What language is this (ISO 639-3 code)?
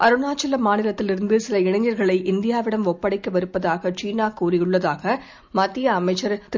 tam